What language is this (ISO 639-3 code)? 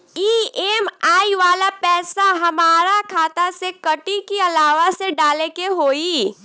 bho